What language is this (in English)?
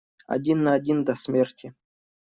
Russian